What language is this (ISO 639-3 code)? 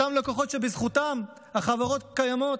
heb